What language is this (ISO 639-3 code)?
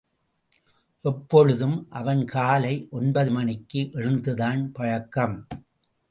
tam